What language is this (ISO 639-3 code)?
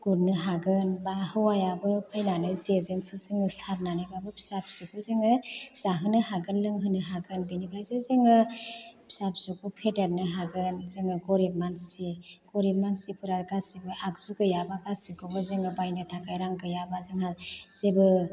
brx